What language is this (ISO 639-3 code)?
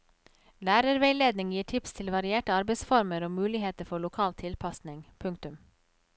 nor